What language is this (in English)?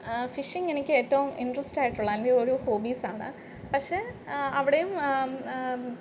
Malayalam